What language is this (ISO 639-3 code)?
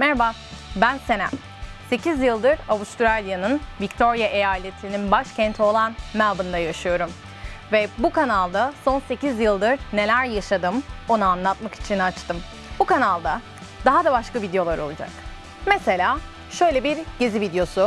tur